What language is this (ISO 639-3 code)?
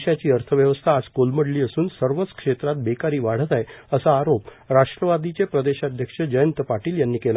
mar